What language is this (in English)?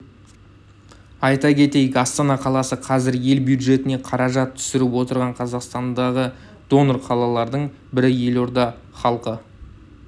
Kazakh